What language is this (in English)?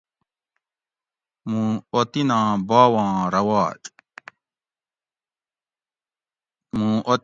Gawri